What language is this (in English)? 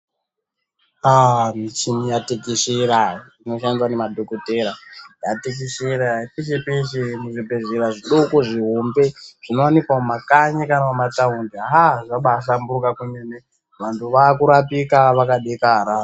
Ndau